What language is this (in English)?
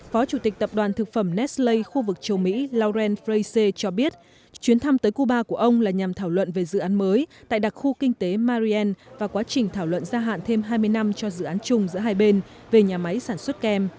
Vietnamese